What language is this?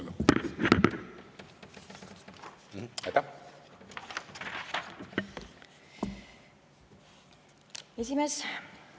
Estonian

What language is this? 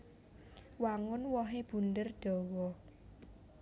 Javanese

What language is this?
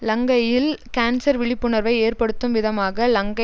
Tamil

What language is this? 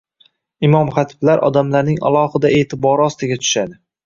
Uzbek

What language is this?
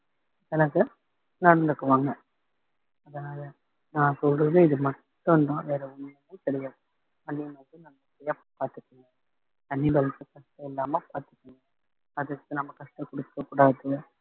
Tamil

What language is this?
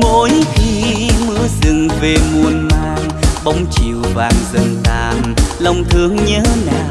Vietnamese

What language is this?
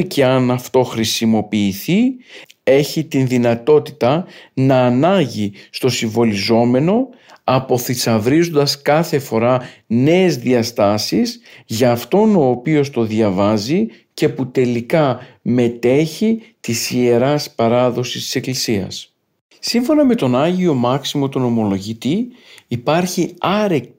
Greek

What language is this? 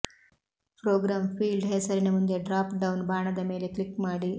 Kannada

